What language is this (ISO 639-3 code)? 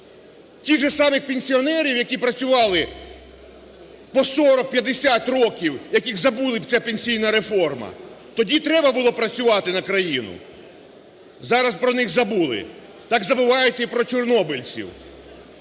ukr